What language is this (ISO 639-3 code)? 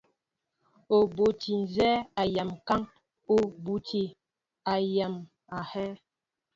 mbo